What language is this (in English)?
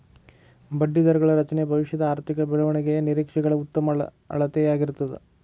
Kannada